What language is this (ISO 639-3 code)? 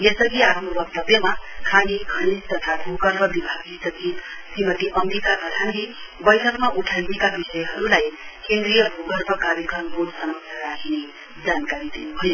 nep